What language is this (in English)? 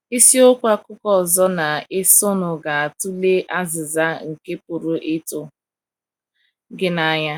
Igbo